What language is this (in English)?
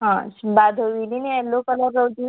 Konkani